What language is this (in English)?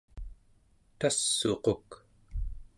Central Yupik